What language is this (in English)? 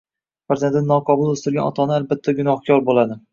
Uzbek